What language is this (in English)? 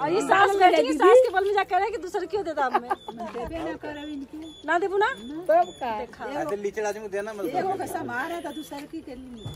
Hindi